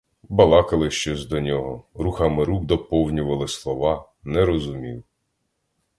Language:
Ukrainian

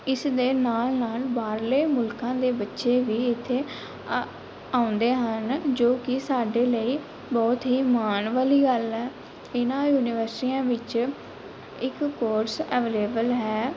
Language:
Punjabi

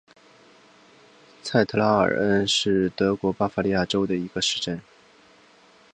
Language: Chinese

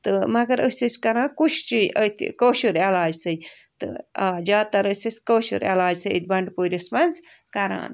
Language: Kashmiri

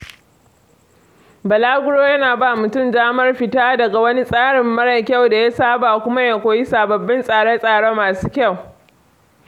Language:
Hausa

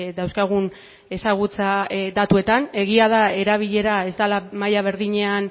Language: Basque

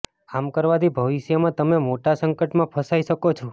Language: Gujarati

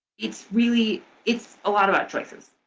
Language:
English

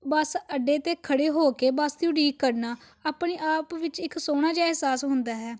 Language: Punjabi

